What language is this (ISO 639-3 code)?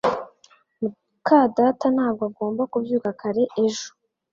kin